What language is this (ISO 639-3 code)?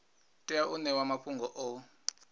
ven